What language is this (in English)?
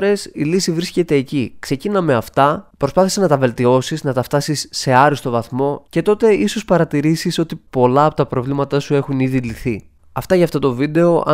Greek